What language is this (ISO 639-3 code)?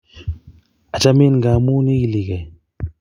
kln